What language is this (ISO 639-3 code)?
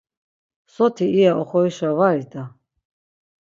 lzz